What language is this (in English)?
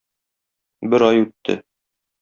Tatar